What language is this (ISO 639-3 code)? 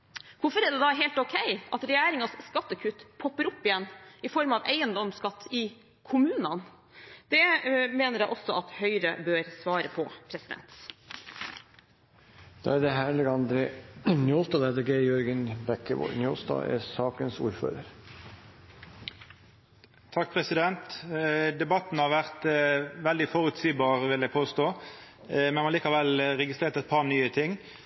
nor